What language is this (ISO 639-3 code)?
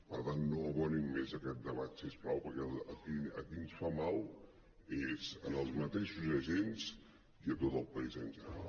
cat